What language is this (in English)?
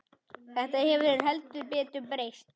Icelandic